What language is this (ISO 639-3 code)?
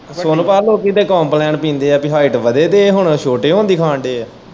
pan